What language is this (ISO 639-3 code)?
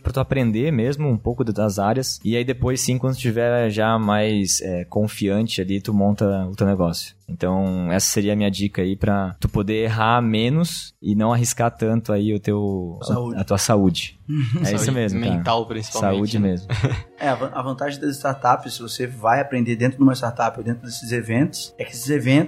por